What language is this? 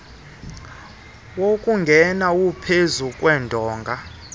Xhosa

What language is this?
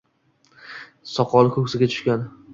Uzbek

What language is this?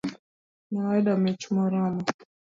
Luo (Kenya and Tanzania)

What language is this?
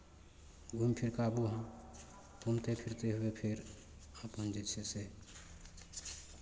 Maithili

